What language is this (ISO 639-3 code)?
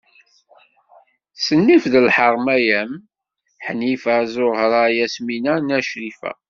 kab